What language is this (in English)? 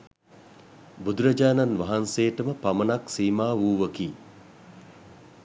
Sinhala